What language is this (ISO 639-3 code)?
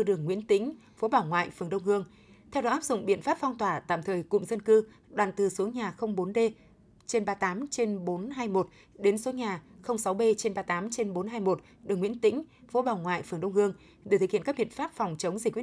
vie